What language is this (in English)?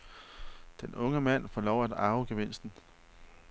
Danish